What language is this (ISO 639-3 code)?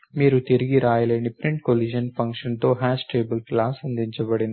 tel